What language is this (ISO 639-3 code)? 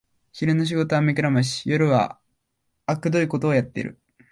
jpn